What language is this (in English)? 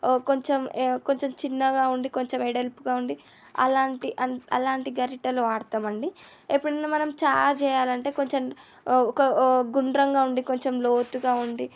Telugu